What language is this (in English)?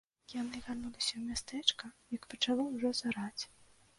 Belarusian